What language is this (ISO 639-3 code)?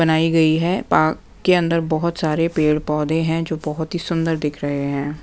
hin